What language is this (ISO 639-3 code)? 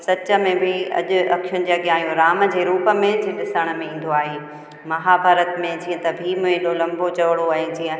snd